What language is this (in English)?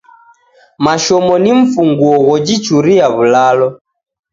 Taita